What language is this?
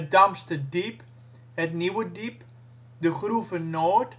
Dutch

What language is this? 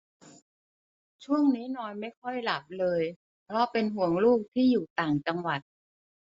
Thai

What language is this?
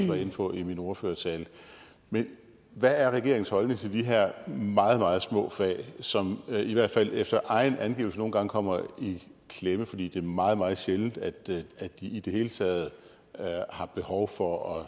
Danish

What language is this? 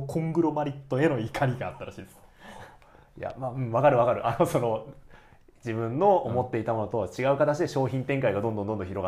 Japanese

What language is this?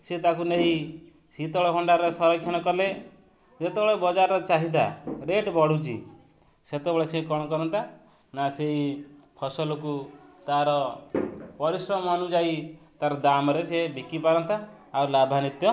Odia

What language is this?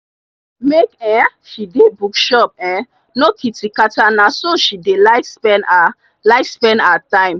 Nigerian Pidgin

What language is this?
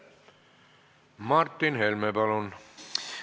Estonian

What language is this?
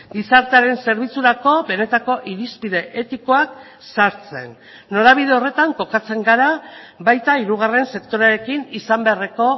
Basque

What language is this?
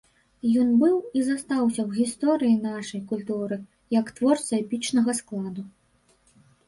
Belarusian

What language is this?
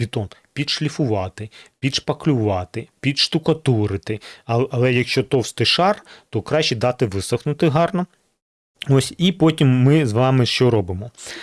Ukrainian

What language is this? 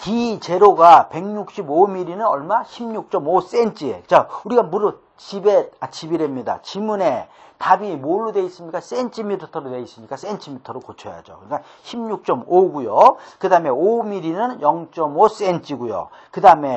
Korean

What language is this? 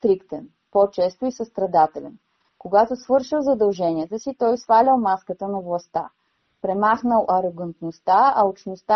Bulgarian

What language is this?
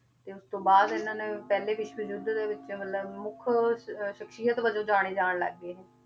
Punjabi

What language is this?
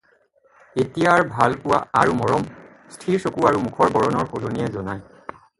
Assamese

